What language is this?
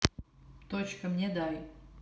Russian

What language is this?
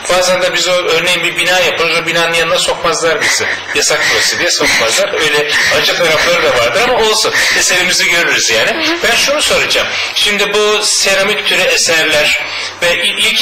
Turkish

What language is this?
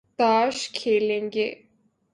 Urdu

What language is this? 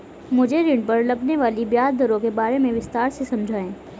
Hindi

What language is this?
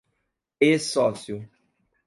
Portuguese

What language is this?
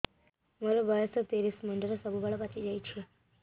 Odia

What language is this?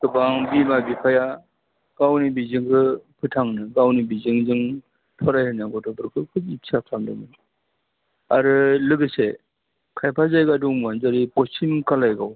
Bodo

